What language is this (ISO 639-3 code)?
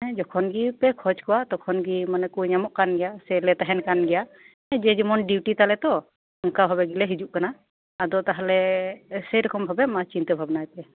sat